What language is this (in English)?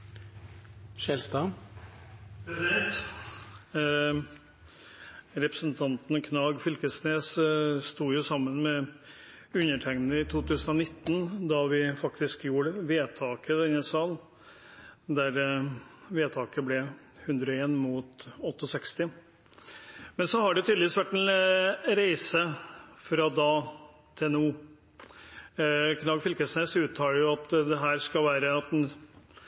Norwegian